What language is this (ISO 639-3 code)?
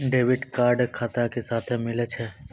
mai